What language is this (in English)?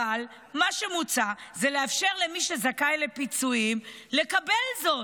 Hebrew